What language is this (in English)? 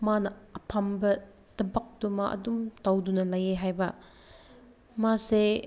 Manipuri